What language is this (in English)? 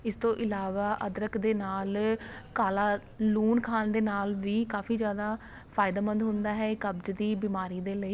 Punjabi